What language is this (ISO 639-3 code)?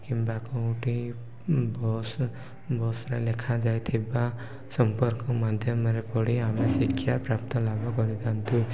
ori